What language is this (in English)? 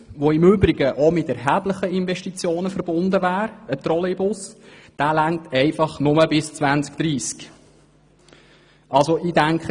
Swiss German